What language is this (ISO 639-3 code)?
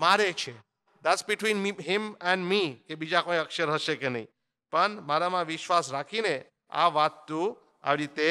hin